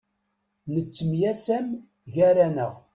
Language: Kabyle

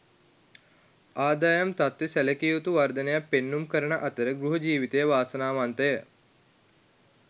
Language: Sinhala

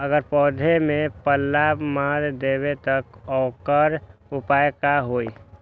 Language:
Magahi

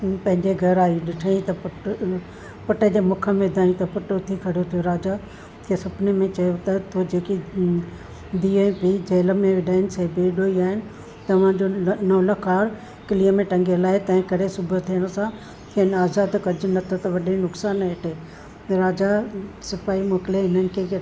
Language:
Sindhi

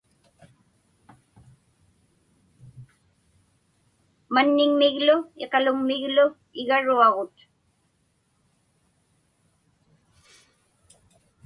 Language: Inupiaq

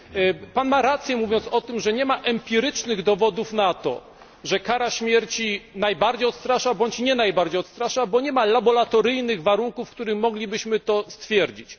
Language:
Polish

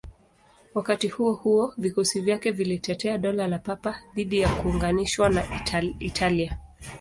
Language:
Swahili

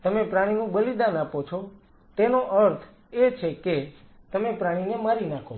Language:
Gujarati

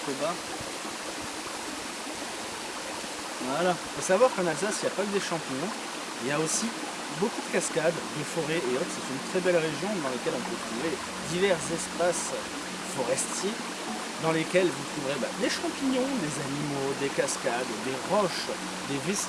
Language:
French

